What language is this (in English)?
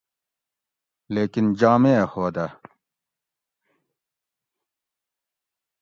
Gawri